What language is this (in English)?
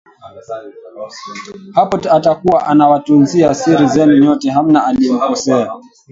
Swahili